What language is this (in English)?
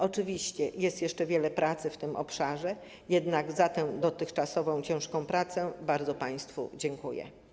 Polish